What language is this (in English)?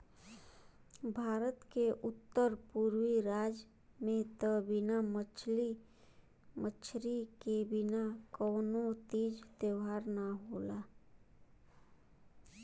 Bhojpuri